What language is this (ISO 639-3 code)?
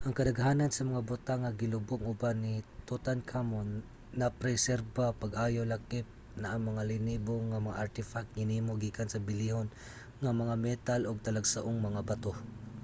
ceb